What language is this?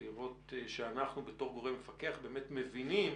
Hebrew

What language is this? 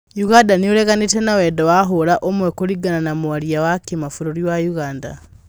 Kikuyu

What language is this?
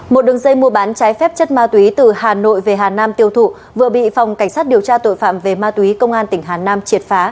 Vietnamese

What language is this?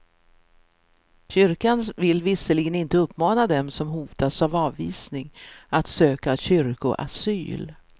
Swedish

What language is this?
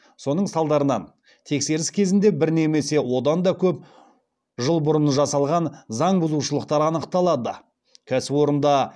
Kazakh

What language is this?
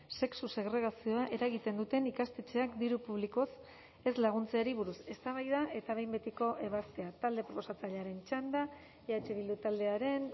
Basque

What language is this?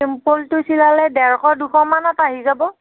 Assamese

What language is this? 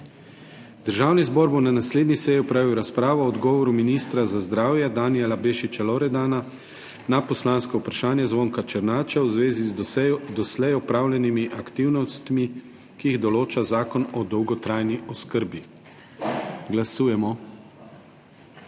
Slovenian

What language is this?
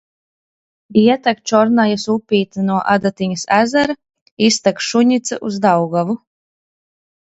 Latvian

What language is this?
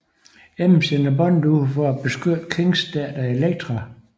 Danish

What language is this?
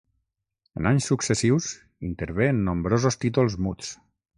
Catalan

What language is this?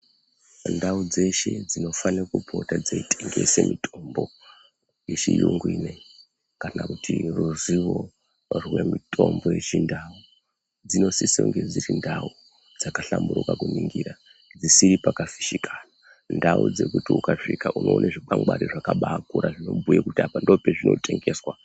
Ndau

